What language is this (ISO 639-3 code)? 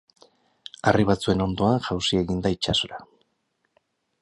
eus